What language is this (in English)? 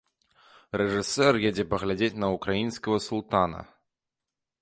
Belarusian